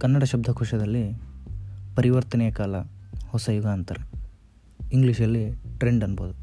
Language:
Kannada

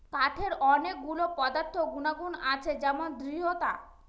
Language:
Bangla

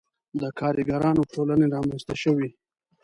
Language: Pashto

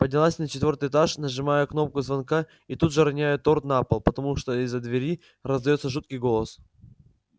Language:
Russian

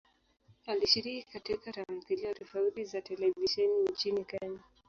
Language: Swahili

